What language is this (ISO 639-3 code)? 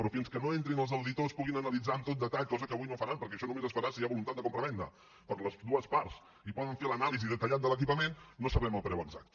cat